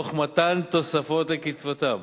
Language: Hebrew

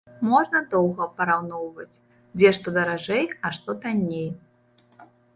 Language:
Belarusian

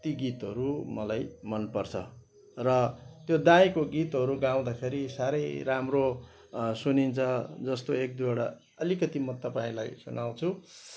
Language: Nepali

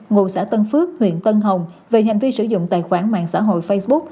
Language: Vietnamese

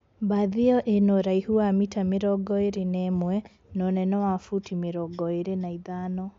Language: Kikuyu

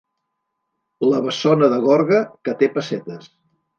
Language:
Catalan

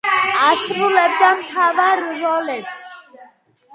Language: Georgian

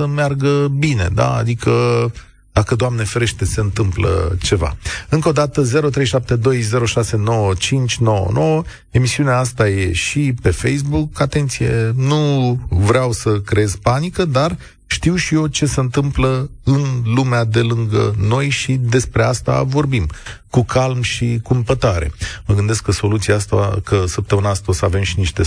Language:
Romanian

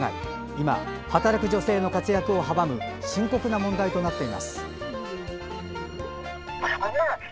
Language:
Japanese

